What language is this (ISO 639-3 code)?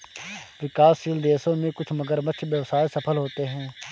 hin